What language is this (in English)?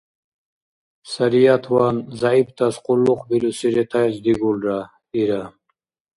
Dargwa